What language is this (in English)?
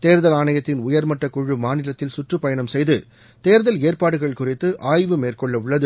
Tamil